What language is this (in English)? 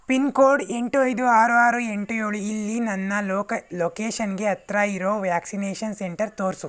Kannada